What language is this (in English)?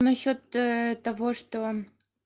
Russian